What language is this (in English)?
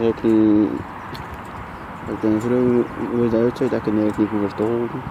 Dutch